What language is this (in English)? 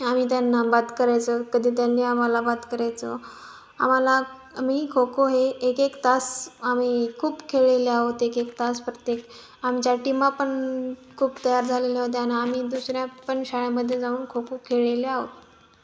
Marathi